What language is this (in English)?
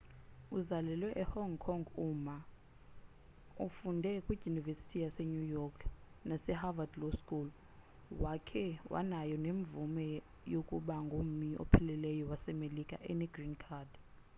Xhosa